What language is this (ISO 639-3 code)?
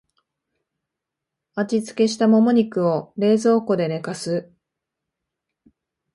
jpn